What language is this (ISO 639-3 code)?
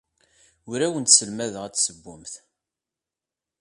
kab